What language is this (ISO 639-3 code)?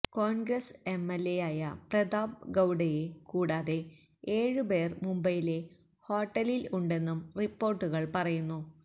mal